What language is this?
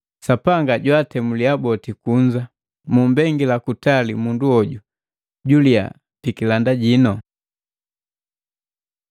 Matengo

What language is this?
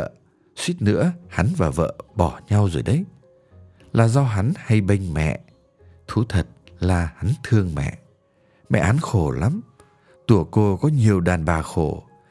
Vietnamese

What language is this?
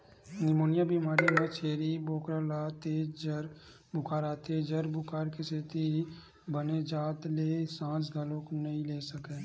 Chhattisgarhi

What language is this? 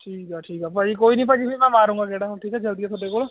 Punjabi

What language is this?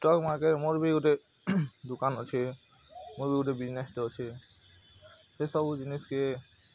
Odia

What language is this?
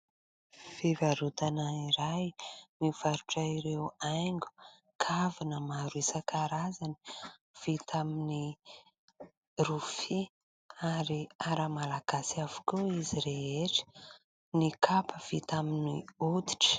Malagasy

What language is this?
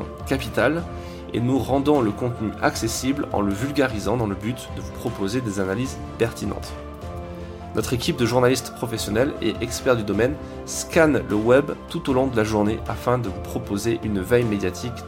French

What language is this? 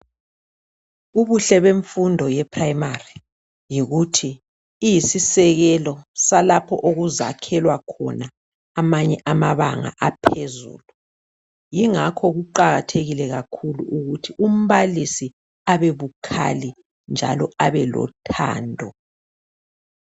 North Ndebele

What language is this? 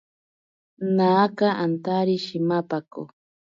Ashéninka Perené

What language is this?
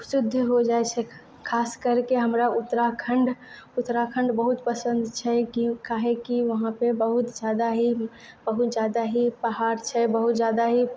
Maithili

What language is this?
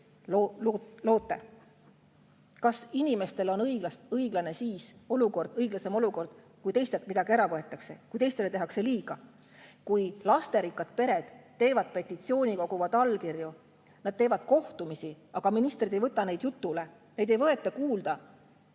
Estonian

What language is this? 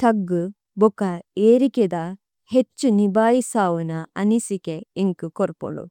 Tulu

